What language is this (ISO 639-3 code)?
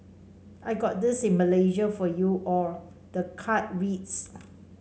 eng